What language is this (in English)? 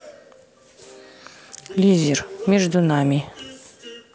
Russian